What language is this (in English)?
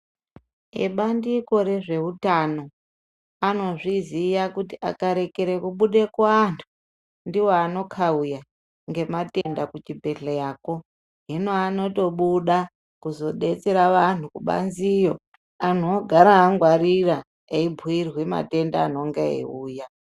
Ndau